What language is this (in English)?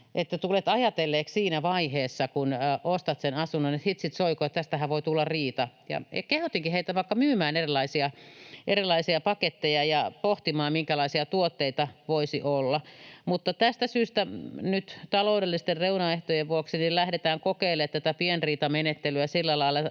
Finnish